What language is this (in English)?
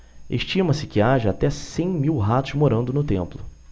Portuguese